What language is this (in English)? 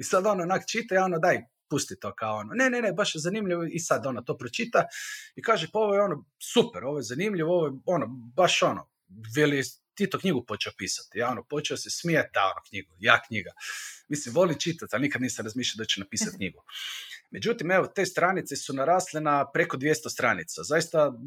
Croatian